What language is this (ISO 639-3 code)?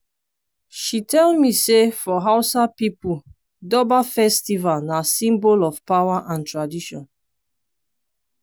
pcm